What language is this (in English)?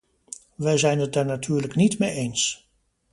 Dutch